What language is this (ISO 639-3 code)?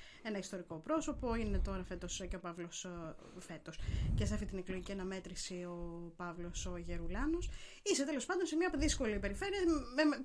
ell